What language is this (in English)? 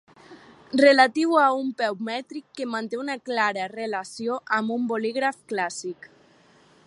Catalan